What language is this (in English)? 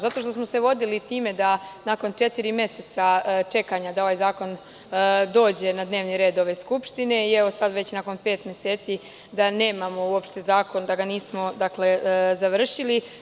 Serbian